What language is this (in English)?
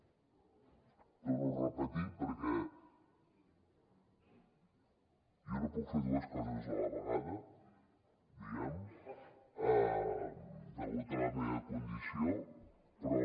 Catalan